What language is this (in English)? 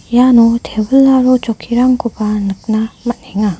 Garo